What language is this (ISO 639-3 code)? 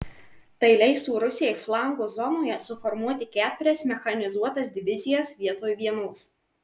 lit